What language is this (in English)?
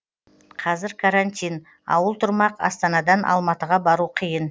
Kazakh